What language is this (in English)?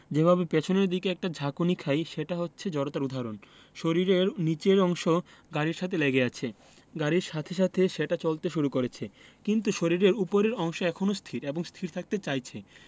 Bangla